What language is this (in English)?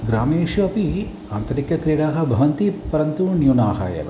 Sanskrit